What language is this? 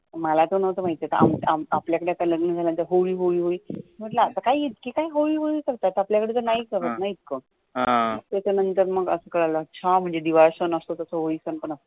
Marathi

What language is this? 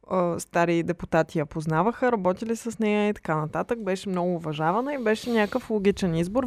Bulgarian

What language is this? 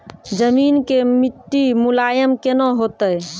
Maithili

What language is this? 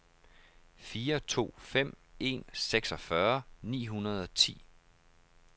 Danish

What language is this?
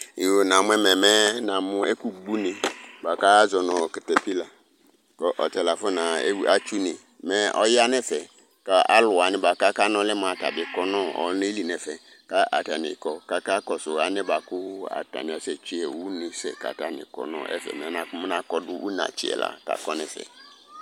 Ikposo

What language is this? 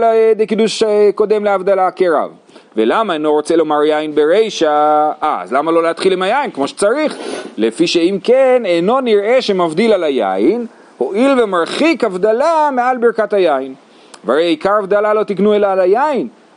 Hebrew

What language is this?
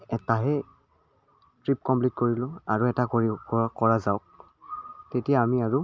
Assamese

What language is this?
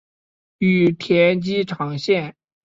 Chinese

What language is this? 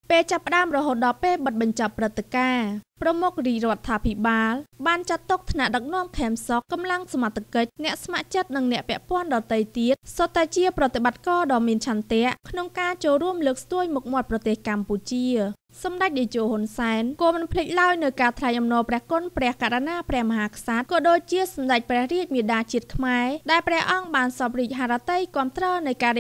Thai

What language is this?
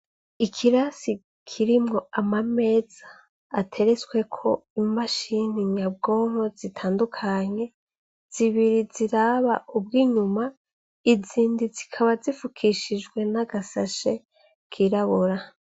Rundi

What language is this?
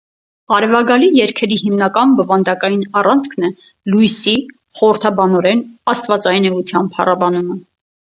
Armenian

